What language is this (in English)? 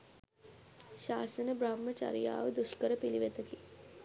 Sinhala